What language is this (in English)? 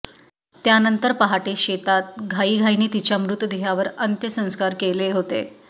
Marathi